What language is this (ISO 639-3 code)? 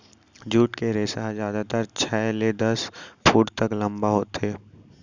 hne